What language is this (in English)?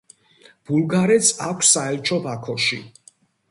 Georgian